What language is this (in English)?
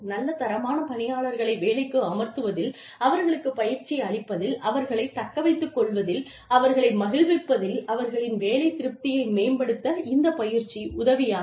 Tamil